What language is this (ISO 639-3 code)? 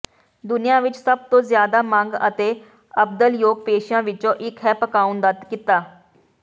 pan